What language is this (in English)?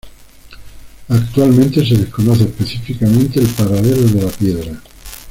Spanish